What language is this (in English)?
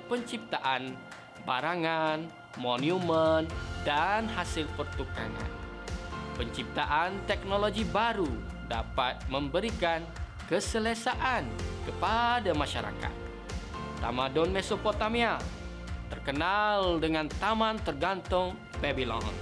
Malay